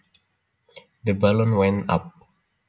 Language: Javanese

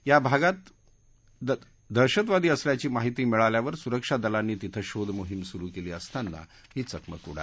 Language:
Marathi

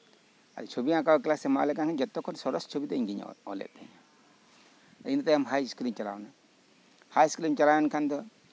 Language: Santali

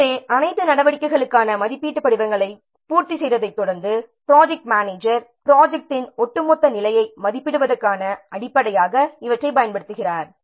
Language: Tamil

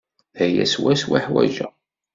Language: Kabyle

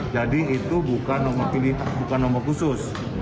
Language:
Indonesian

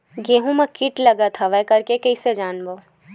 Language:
Chhattisgarhi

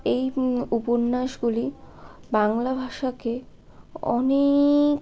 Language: Bangla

